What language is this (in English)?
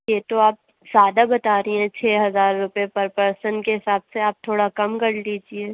Urdu